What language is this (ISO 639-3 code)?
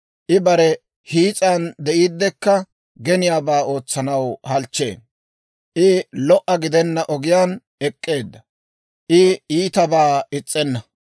dwr